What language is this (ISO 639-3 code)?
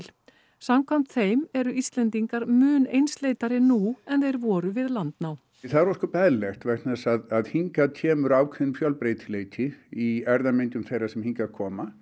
isl